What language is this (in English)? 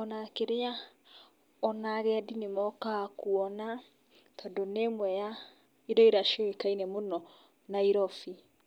Kikuyu